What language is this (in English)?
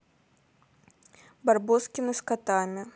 Russian